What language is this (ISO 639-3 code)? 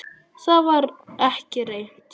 isl